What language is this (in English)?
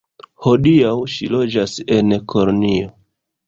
Esperanto